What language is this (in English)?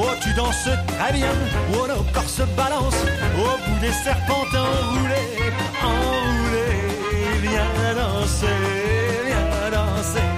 Hungarian